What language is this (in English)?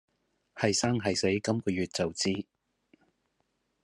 Cantonese